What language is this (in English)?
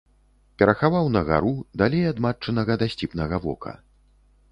Belarusian